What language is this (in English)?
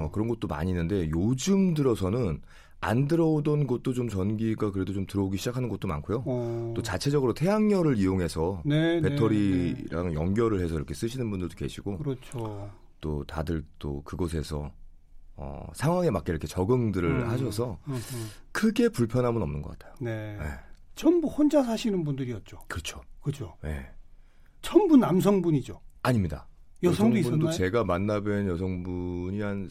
Korean